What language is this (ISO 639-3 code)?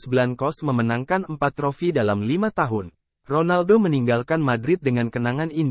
ind